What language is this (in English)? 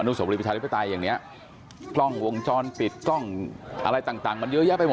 Thai